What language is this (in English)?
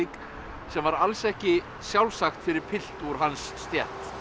Icelandic